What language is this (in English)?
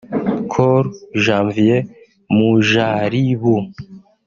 Kinyarwanda